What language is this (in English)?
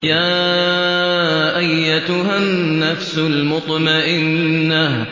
Arabic